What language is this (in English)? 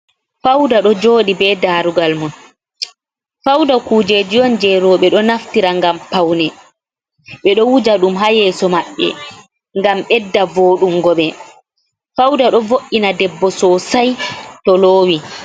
Fula